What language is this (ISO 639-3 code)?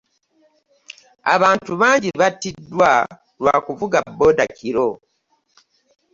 lug